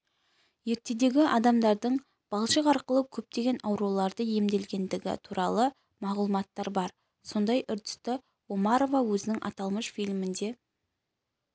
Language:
Kazakh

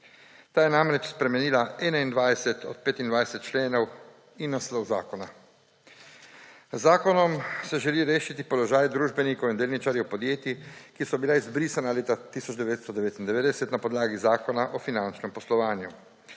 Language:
Slovenian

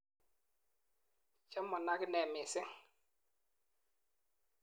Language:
Kalenjin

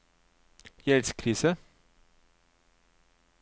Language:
Norwegian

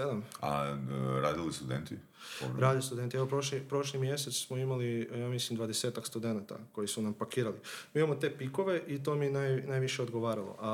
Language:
Croatian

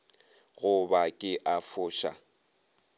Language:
Northern Sotho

